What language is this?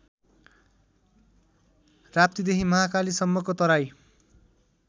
Nepali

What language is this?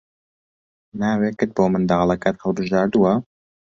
Central Kurdish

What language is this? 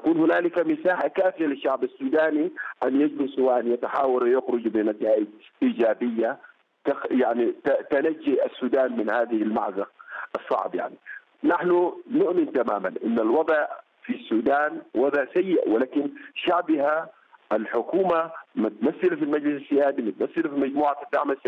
Arabic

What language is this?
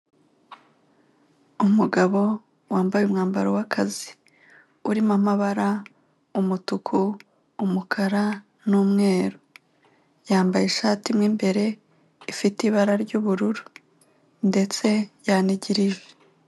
Kinyarwanda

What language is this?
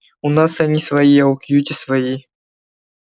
Russian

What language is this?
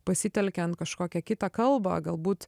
Lithuanian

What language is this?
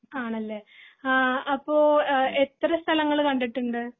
Malayalam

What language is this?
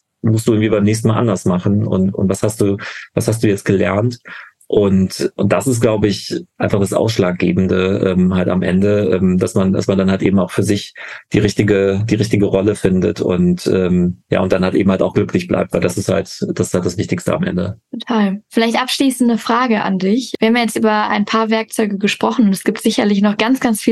German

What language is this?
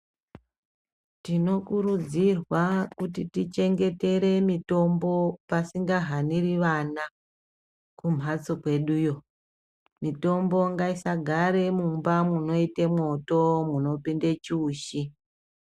Ndau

